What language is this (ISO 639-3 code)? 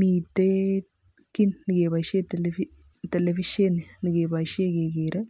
kln